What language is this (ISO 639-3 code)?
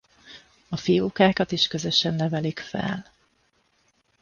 hun